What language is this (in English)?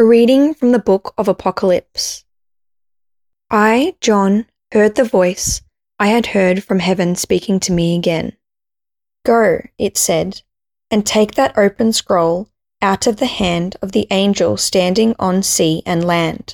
English